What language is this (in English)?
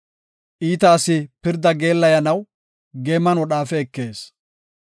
Gofa